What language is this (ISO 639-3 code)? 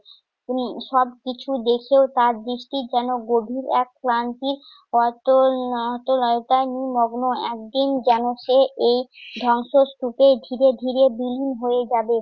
ben